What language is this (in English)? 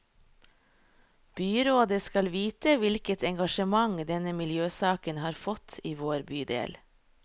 Norwegian